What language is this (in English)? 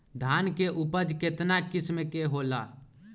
Magahi